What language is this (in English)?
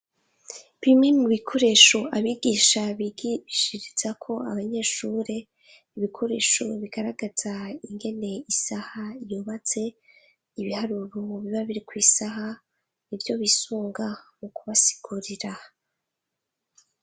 Rundi